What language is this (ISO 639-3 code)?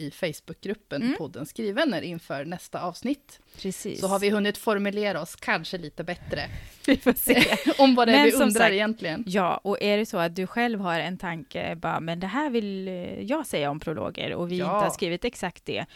swe